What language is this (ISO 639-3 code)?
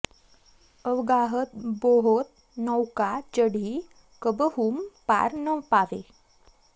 san